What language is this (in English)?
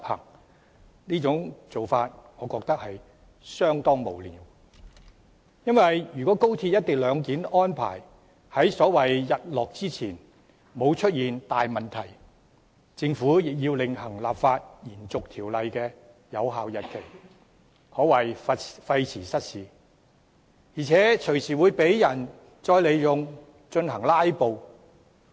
Cantonese